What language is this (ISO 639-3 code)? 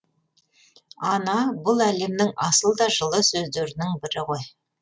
kaz